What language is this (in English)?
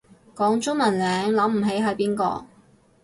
Cantonese